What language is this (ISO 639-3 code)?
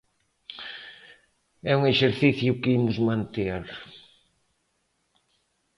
glg